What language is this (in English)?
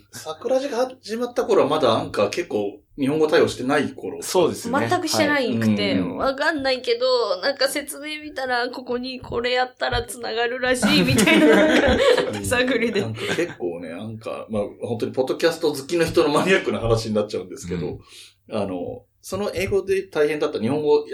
Japanese